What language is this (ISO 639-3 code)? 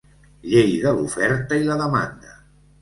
cat